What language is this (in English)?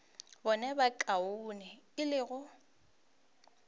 Northern Sotho